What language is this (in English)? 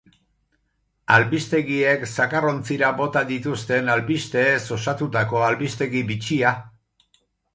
Basque